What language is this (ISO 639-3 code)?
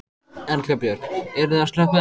isl